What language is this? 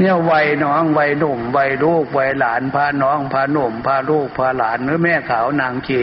Thai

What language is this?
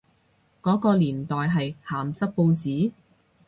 Cantonese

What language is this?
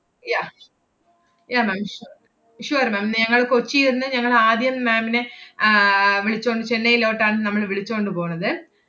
Malayalam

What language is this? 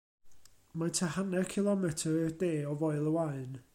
Welsh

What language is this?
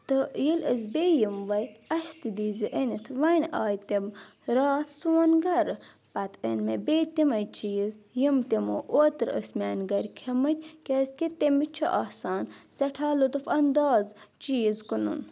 Kashmiri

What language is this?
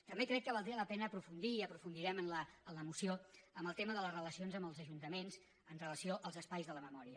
Catalan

